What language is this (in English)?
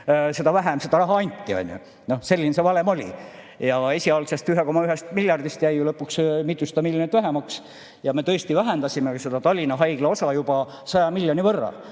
Estonian